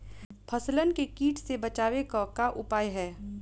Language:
Bhojpuri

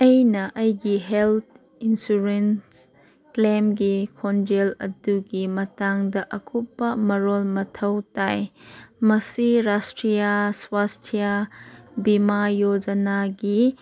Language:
Manipuri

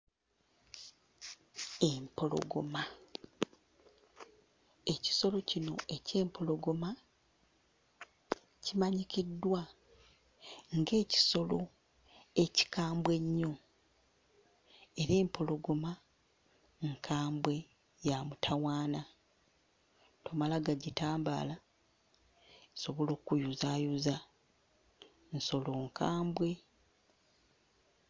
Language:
Ganda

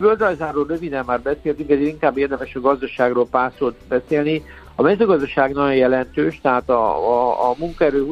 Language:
Hungarian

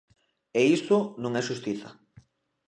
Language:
Galician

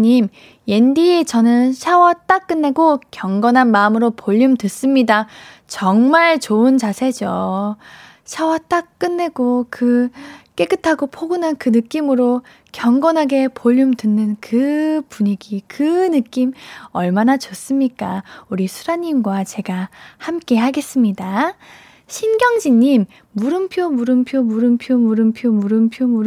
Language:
Korean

